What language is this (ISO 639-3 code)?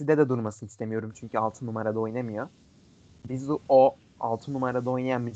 tur